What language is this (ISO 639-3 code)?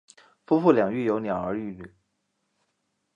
zho